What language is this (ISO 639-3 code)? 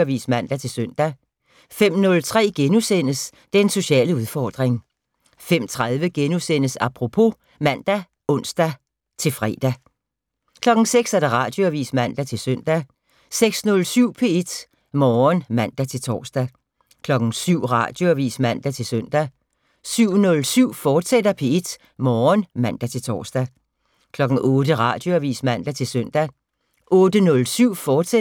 dan